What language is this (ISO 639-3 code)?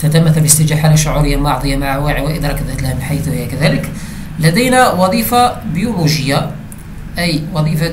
ara